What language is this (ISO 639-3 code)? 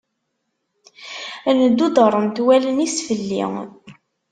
kab